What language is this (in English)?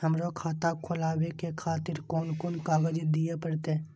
Maithili